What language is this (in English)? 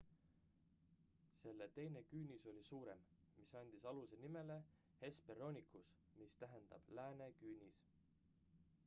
Estonian